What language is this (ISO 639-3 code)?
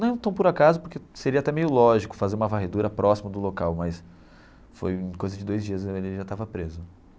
por